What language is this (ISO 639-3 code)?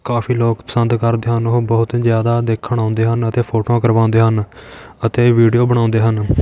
pan